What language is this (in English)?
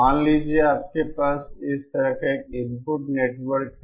Hindi